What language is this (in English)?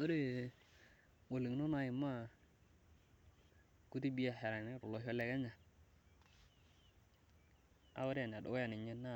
Masai